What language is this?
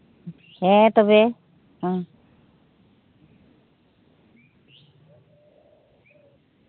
Santali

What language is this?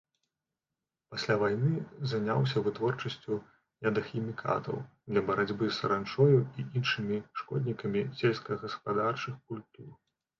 Belarusian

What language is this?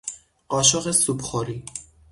Persian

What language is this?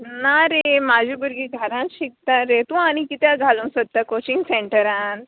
Konkani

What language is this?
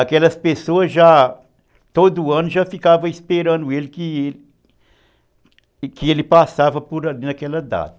Portuguese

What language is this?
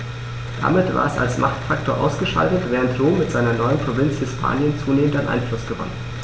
German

